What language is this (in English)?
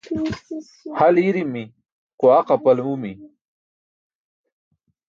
Burushaski